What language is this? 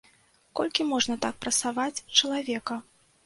Belarusian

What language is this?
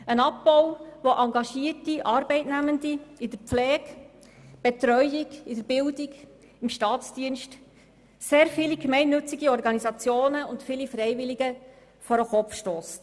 Swiss German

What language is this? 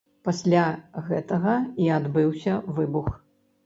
Belarusian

